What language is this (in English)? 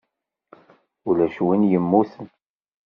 Kabyle